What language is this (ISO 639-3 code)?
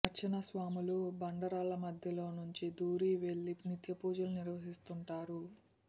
tel